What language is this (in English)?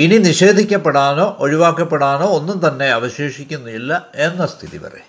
Malayalam